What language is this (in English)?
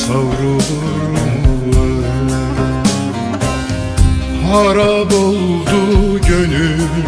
Turkish